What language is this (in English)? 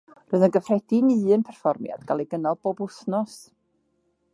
Welsh